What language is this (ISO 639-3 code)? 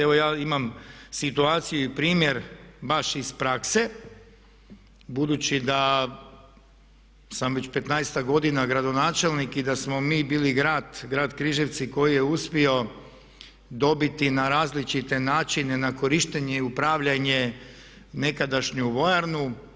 hrv